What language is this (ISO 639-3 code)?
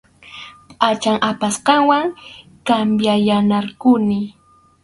qxu